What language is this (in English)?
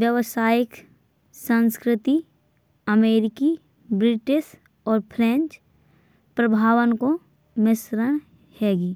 Bundeli